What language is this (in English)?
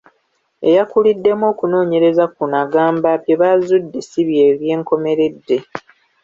Ganda